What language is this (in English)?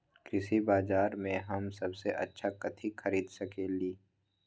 Magahi